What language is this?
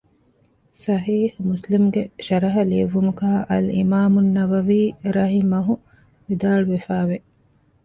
Divehi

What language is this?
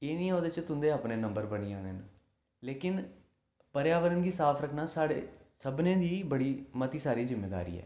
Dogri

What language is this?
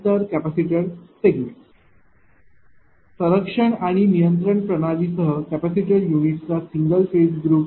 Marathi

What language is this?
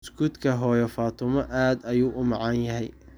Somali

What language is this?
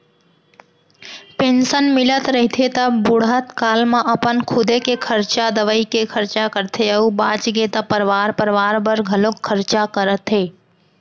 Chhattisgarhi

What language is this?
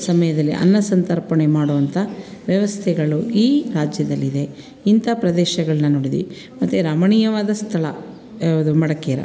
Kannada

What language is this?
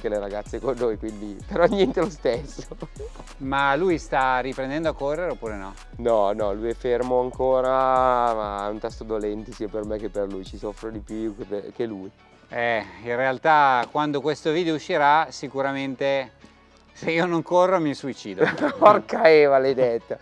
Italian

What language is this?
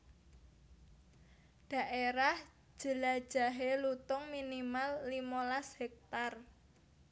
Javanese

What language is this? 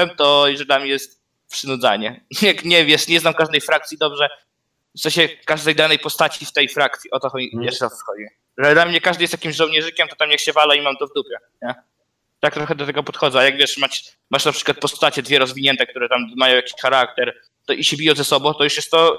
Polish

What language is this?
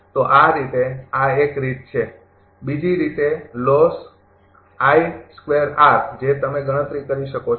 Gujarati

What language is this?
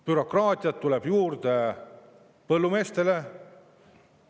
Estonian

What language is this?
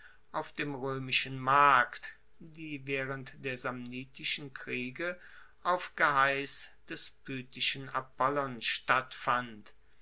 German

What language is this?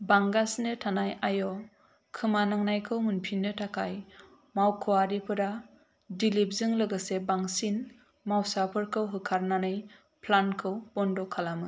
Bodo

